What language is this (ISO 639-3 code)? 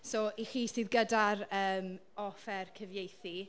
cym